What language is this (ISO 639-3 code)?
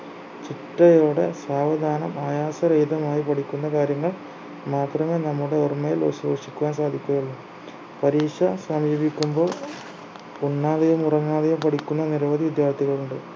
mal